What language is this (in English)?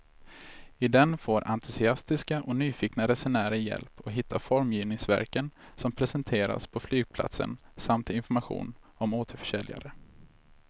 Swedish